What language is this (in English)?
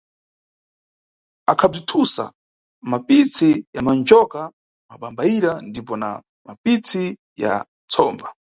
Nyungwe